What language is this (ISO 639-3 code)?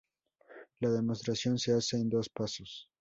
spa